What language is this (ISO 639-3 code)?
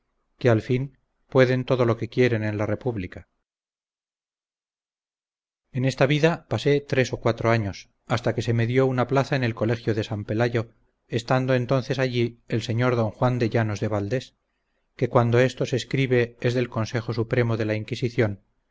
spa